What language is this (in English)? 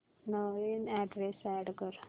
Marathi